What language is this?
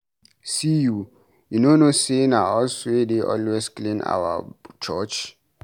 Nigerian Pidgin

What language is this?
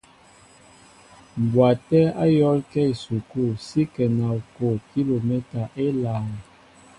Mbo (Cameroon)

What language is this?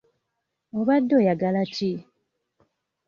Ganda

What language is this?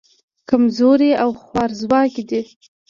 Pashto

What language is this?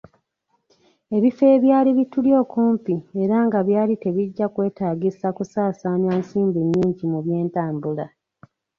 Ganda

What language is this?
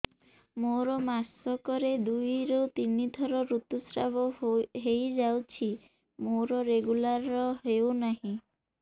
Odia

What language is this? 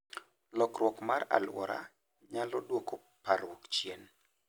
Luo (Kenya and Tanzania)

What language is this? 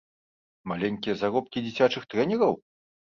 Belarusian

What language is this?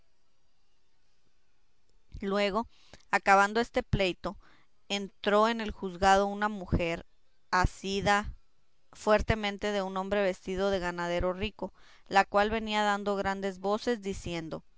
Spanish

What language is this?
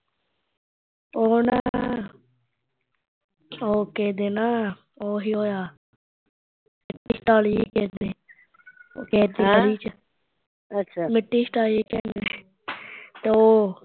Punjabi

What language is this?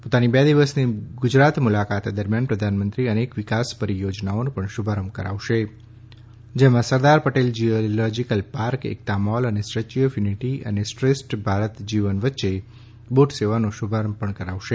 Gujarati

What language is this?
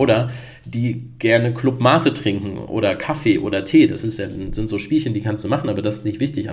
German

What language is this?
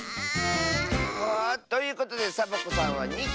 Japanese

